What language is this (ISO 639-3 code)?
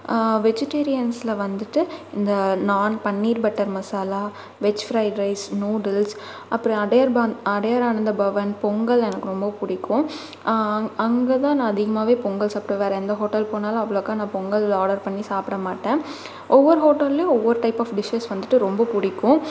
tam